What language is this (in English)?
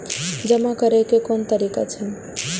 Maithili